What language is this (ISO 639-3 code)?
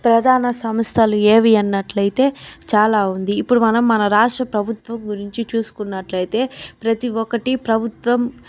tel